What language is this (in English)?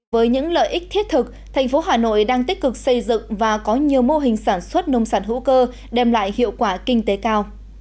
Vietnamese